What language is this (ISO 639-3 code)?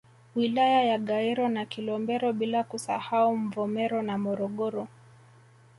swa